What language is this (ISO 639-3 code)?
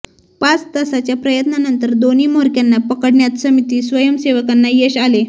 mar